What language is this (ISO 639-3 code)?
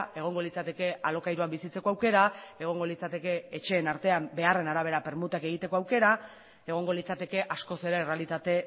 eus